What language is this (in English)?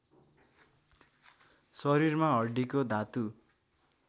Nepali